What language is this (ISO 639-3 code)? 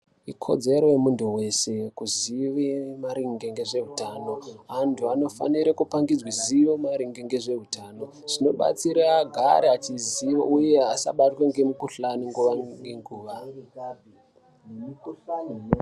ndc